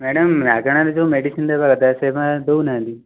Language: Odia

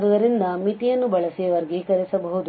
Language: Kannada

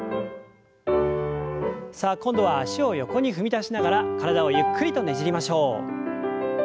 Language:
Japanese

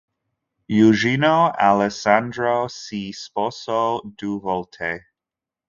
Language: Italian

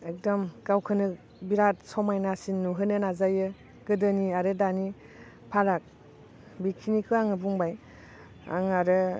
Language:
Bodo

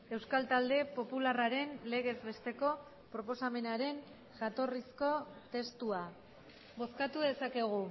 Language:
Basque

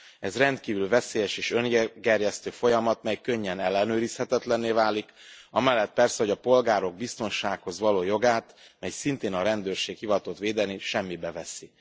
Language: Hungarian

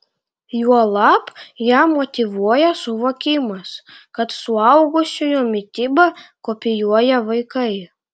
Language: Lithuanian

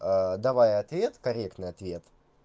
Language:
Russian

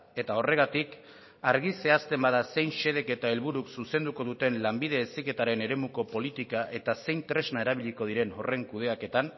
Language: Basque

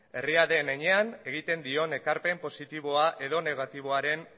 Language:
Basque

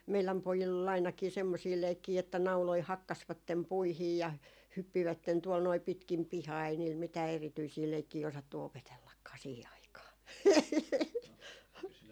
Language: Finnish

